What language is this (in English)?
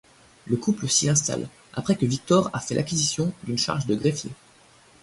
French